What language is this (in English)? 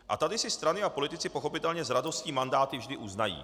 Czech